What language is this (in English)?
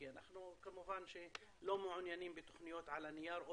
Hebrew